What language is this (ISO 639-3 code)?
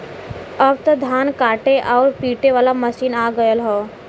bho